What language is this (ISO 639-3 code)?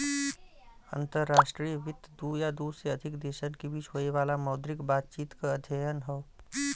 bho